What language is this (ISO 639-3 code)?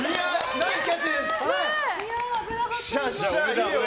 jpn